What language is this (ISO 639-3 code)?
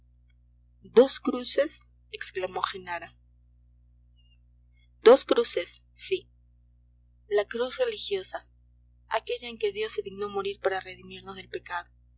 spa